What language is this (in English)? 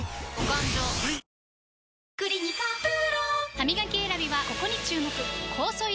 Japanese